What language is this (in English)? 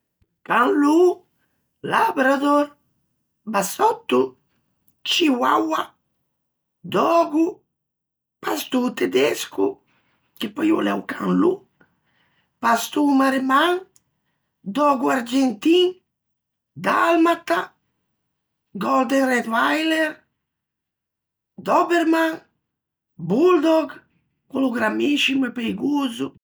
Ligurian